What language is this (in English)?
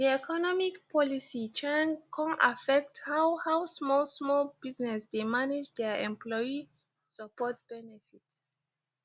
Nigerian Pidgin